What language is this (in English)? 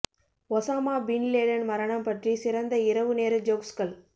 Tamil